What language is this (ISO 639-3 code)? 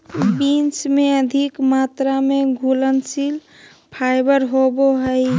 mag